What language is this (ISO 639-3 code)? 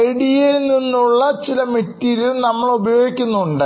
mal